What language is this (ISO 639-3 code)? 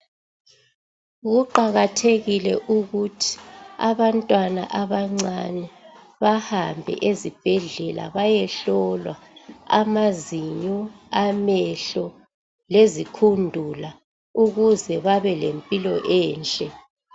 nde